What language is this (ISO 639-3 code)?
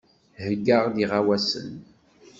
kab